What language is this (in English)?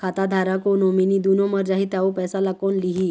Chhattisgarhi